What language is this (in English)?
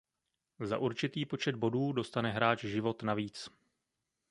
Czech